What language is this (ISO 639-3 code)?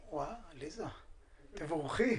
heb